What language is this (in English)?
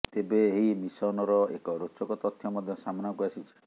Odia